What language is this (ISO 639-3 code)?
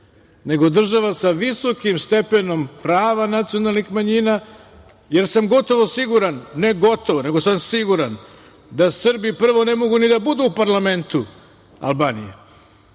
srp